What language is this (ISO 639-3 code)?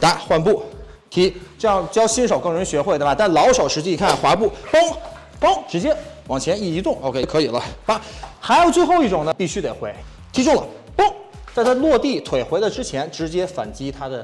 zho